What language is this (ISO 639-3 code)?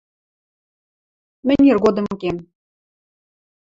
mrj